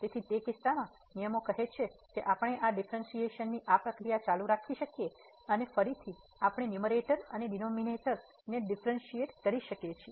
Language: Gujarati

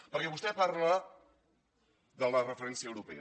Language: Catalan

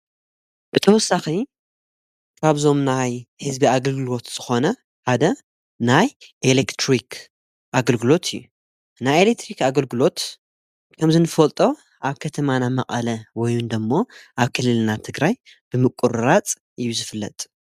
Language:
Tigrinya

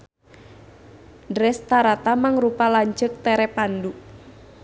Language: Sundanese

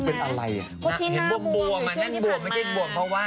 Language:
Thai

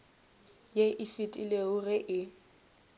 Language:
Northern Sotho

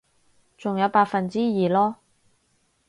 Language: Cantonese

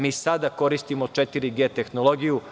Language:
Serbian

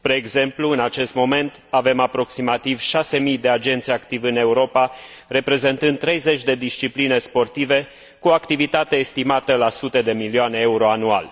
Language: Romanian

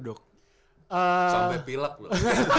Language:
Indonesian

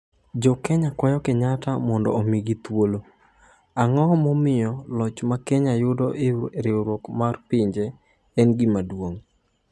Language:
Luo (Kenya and Tanzania)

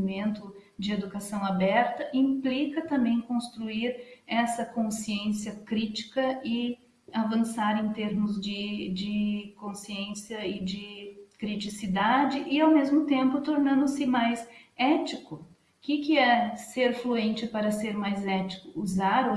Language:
Portuguese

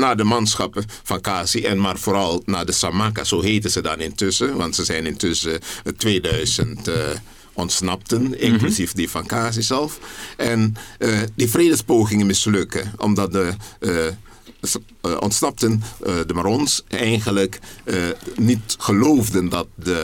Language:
Dutch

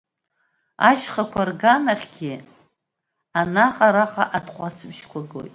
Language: Abkhazian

